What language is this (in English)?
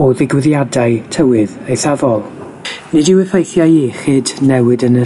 Welsh